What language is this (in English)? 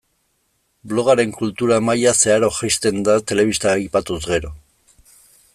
Basque